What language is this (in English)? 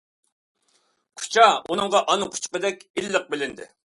Uyghur